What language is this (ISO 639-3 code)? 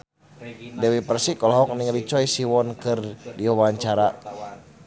sun